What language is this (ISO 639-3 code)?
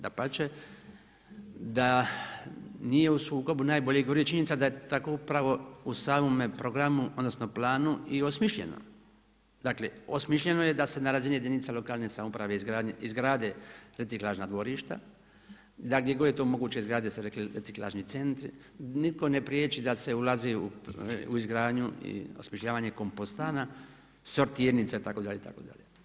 hrv